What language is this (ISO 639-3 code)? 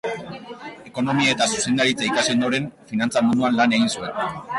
eus